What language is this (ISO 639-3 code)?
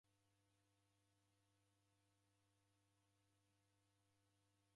dav